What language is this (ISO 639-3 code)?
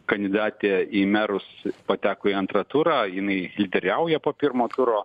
lit